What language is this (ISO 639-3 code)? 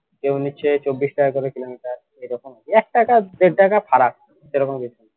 ben